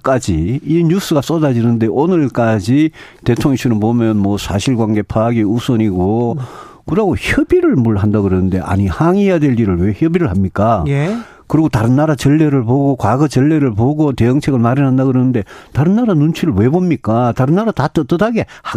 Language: Korean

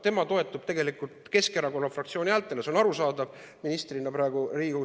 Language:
Estonian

